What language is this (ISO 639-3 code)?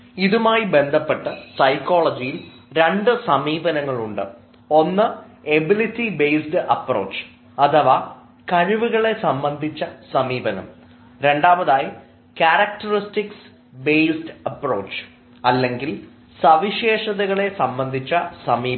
mal